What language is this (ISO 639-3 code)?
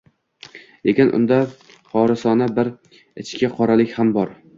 uzb